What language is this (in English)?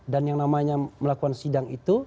Indonesian